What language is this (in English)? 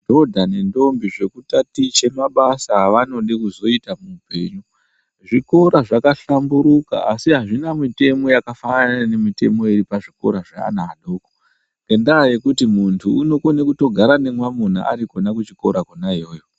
Ndau